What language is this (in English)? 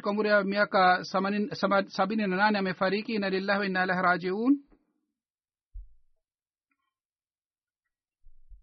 Swahili